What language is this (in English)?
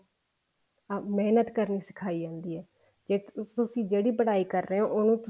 Punjabi